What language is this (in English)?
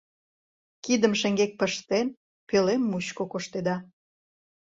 Mari